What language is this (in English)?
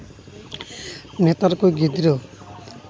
Santali